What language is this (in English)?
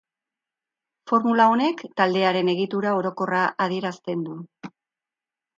Basque